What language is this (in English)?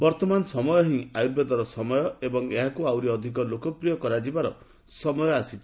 Odia